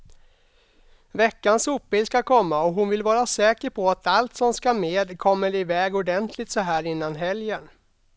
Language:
Swedish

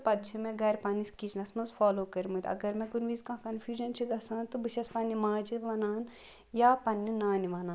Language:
Kashmiri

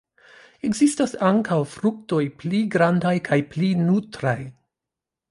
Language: Esperanto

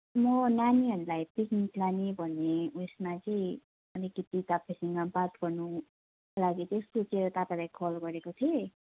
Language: Nepali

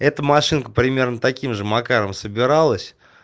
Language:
Russian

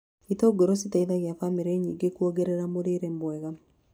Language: Kikuyu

